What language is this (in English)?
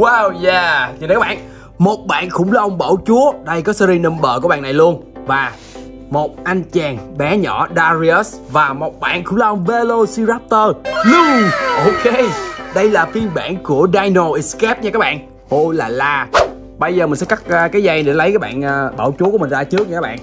Vietnamese